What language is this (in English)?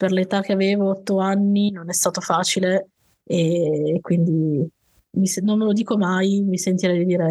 Italian